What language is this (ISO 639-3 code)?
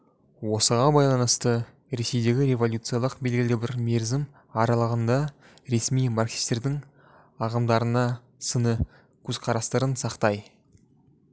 kaz